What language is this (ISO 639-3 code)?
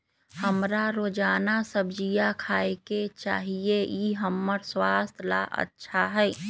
mag